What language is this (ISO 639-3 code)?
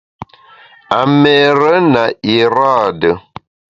bax